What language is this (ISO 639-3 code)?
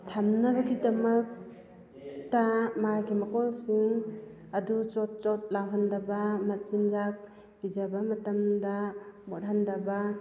mni